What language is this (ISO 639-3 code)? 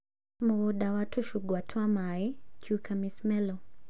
kik